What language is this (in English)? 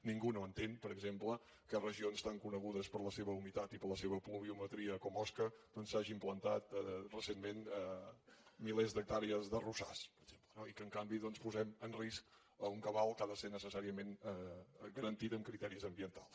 Catalan